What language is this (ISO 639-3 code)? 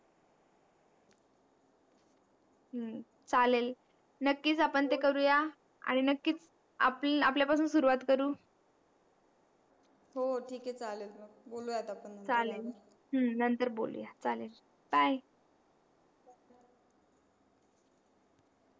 mar